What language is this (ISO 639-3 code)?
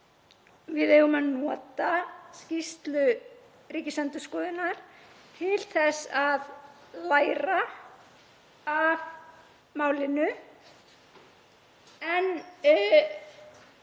isl